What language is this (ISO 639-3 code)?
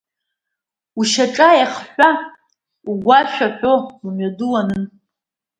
abk